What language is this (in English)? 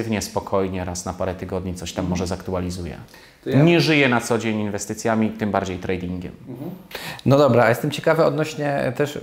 Polish